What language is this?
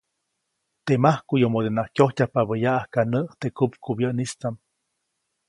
Copainalá Zoque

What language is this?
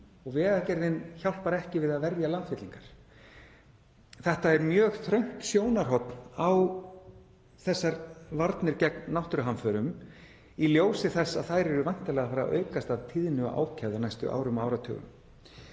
Icelandic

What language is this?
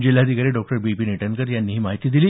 Marathi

